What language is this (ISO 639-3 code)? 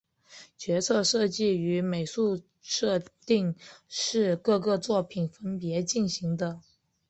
zho